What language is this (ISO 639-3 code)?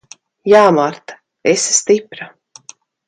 lav